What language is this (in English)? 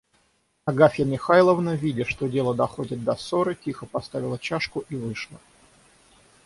Russian